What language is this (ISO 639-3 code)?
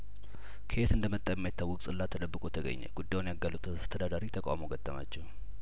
amh